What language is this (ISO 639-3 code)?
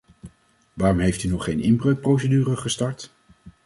nld